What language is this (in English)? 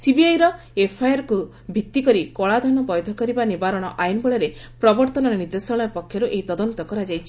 Odia